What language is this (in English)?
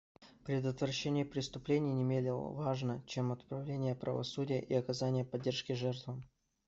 Russian